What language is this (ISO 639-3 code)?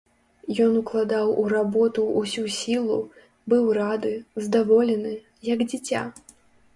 bel